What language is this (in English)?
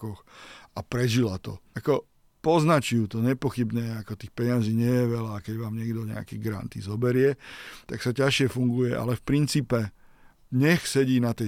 Slovak